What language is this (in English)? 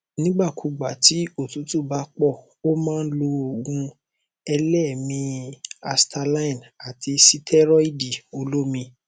Yoruba